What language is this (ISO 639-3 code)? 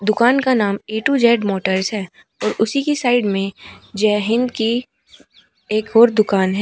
hin